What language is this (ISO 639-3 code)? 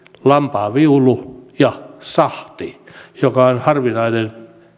fin